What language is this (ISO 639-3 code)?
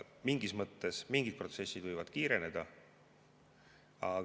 est